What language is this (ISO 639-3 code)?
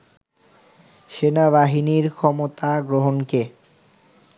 ben